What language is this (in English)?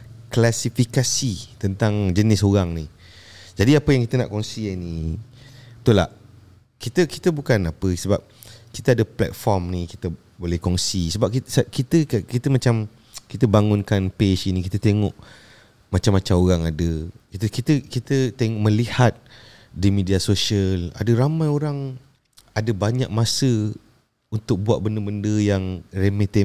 Malay